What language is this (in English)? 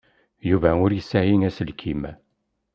Kabyle